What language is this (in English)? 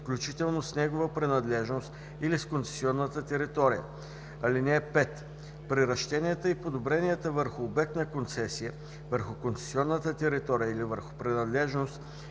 Bulgarian